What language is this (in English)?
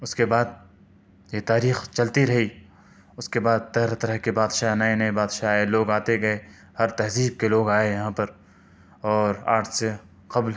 Urdu